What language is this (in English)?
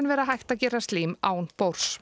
Icelandic